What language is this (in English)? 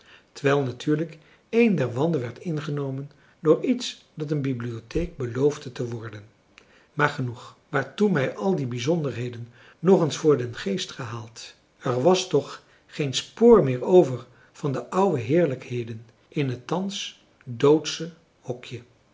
Dutch